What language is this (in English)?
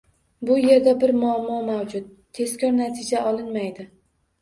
Uzbek